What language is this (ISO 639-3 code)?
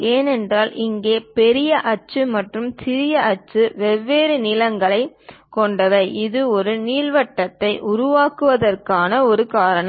tam